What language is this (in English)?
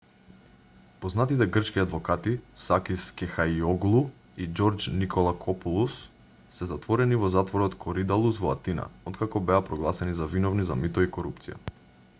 Macedonian